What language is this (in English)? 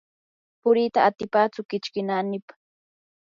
Yanahuanca Pasco Quechua